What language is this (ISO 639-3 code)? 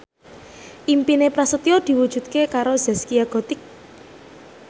jav